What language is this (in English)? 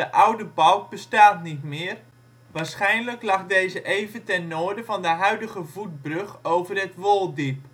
Dutch